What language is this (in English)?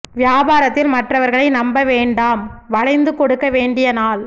Tamil